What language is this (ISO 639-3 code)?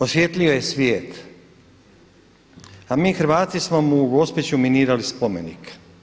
hrv